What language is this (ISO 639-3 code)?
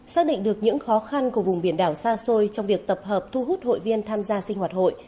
vie